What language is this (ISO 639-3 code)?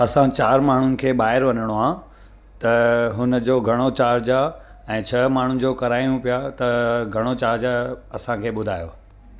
snd